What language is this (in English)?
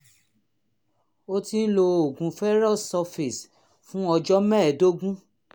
Yoruba